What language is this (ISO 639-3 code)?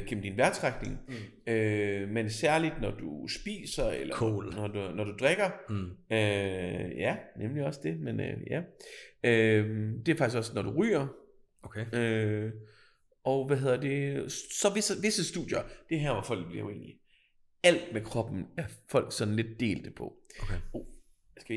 dan